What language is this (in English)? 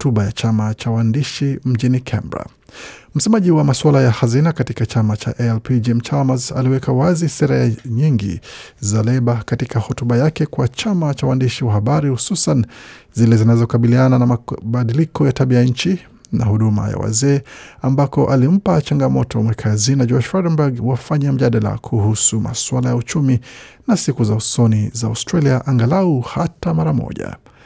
Swahili